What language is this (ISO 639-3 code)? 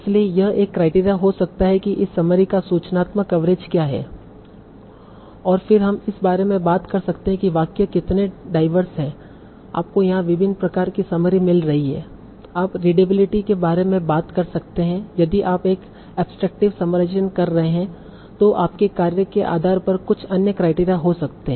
hin